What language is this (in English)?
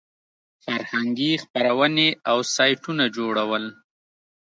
Pashto